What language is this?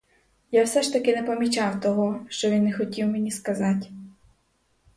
Ukrainian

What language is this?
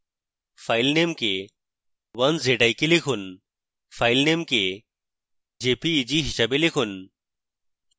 Bangla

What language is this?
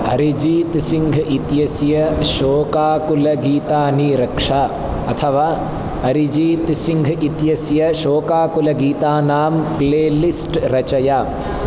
Sanskrit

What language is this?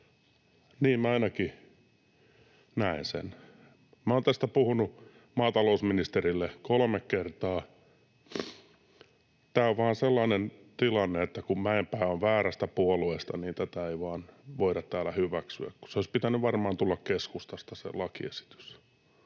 Finnish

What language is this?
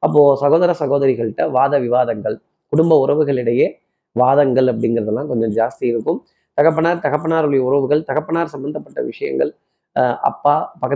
Tamil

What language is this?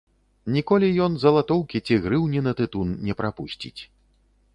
Belarusian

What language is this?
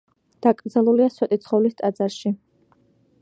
Georgian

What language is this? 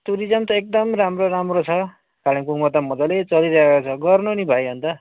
Nepali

